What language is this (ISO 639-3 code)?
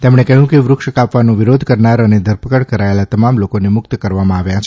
guj